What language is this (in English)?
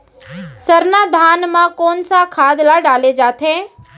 Chhattisgarhi